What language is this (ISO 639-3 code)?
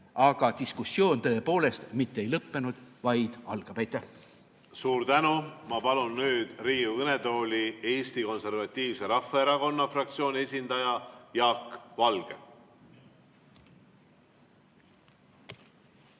est